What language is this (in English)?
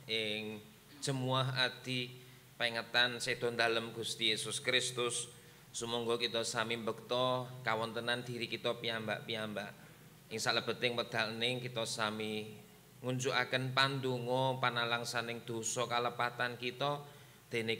Indonesian